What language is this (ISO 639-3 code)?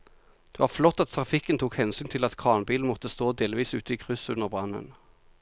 nor